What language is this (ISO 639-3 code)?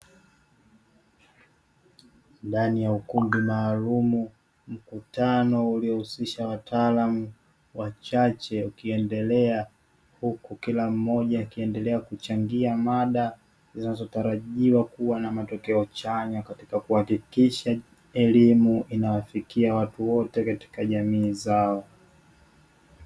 swa